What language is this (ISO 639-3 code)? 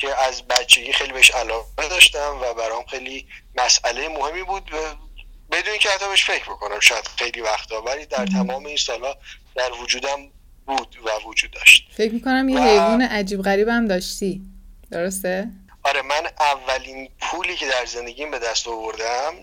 fas